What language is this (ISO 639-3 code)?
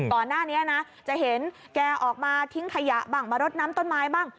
tha